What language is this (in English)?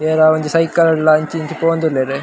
Tulu